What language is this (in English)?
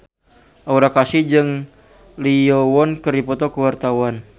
Sundanese